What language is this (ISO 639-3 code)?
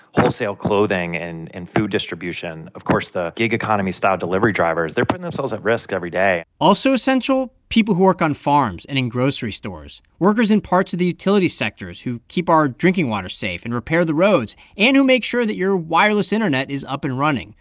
eng